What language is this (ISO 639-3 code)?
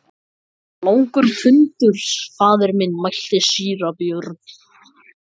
isl